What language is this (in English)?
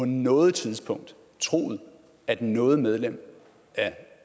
Danish